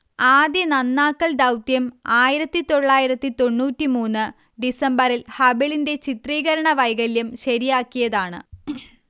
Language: Malayalam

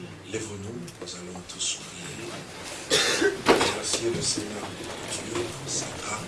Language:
French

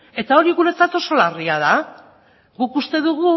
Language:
Basque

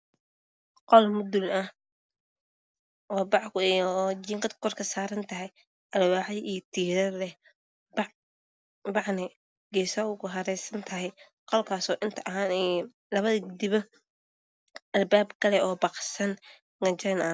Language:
Somali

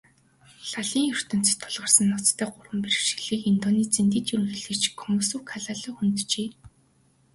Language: Mongolian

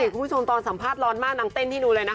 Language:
Thai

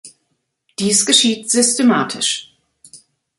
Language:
German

